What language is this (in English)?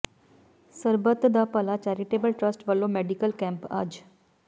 Punjabi